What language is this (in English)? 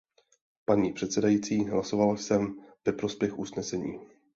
Czech